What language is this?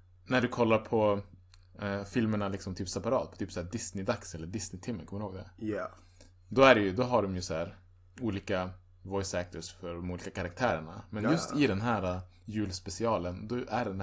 Swedish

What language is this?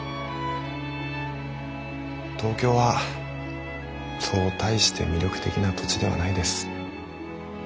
Japanese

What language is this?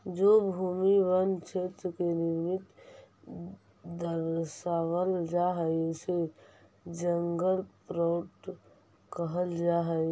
Magahi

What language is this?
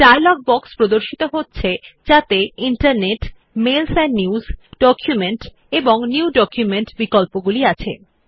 Bangla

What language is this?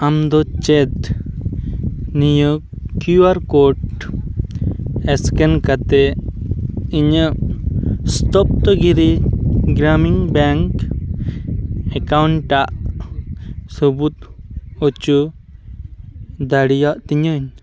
Santali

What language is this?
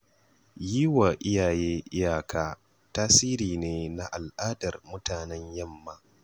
Hausa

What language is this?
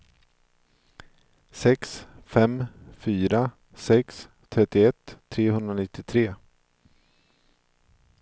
Swedish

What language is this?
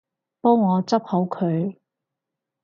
Cantonese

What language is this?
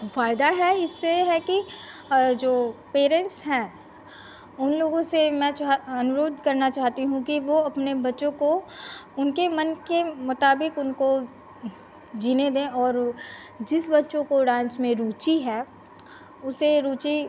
Hindi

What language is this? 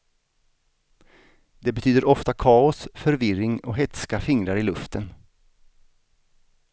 Swedish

